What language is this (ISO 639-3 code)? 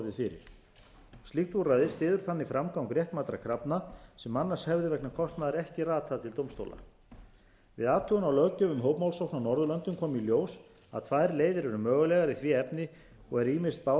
isl